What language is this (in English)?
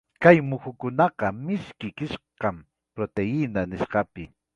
Ayacucho Quechua